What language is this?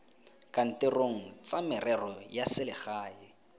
Tswana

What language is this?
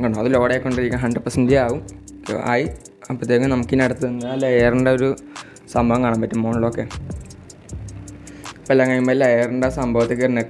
Indonesian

